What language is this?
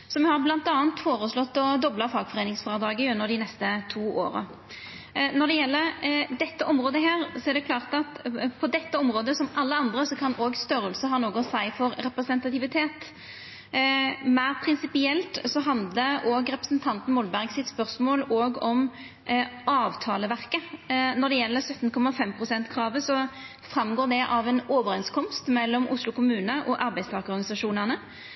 Norwegian Nynorsk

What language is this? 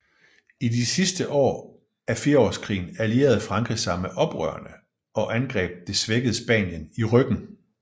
Danish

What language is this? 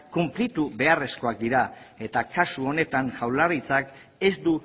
Basque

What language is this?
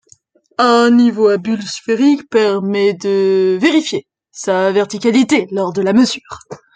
French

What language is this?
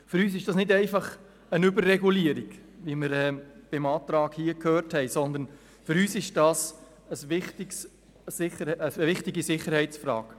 Swiss German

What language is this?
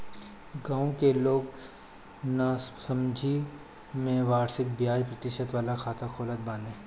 Bhojpuri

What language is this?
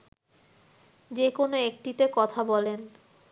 Bangla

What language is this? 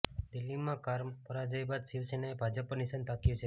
Gujarati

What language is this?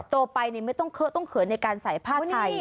Thai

